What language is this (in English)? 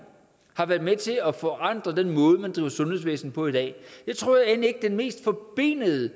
Danish